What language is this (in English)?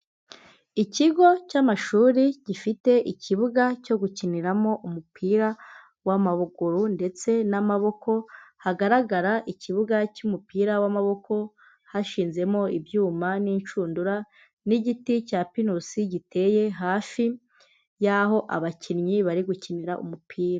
Kinyarwanda